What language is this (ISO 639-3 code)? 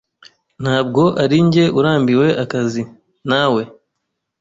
kin